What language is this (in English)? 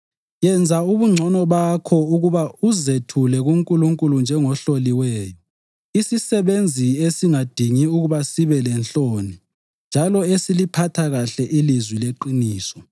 North Ndebele